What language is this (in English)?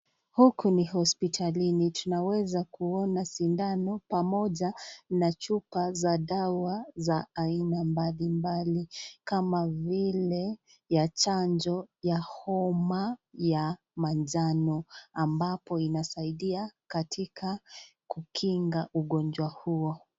Swahili